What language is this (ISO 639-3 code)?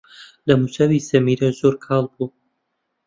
ckb